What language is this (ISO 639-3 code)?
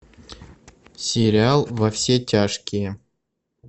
rus